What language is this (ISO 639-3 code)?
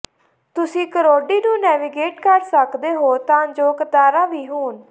pan